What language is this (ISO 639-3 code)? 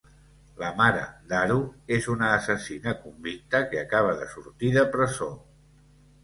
cat